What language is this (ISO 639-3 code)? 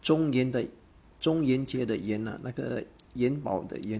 eng